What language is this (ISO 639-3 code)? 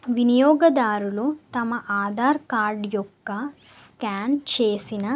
tel